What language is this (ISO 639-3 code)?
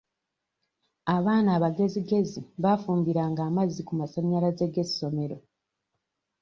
lug